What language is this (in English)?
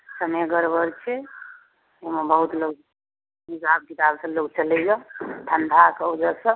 Maithili